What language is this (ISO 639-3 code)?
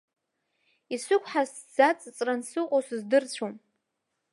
abk